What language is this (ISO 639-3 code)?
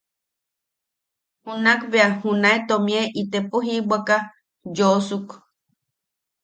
yaq